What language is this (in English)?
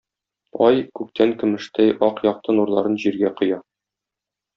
Tatar